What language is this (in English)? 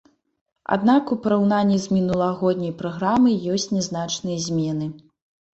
Belarusian